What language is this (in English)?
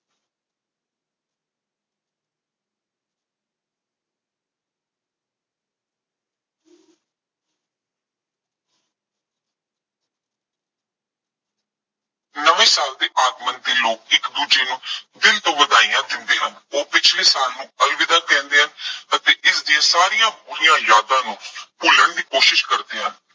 Punjabi